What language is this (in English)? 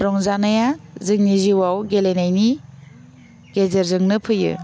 Bodo